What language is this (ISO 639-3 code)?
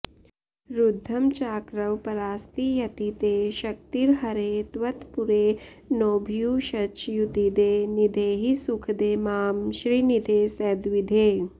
san